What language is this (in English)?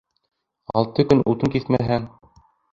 Bashkir